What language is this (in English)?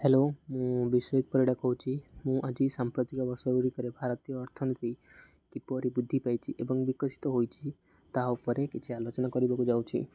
Odia